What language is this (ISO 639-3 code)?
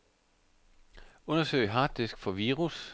dan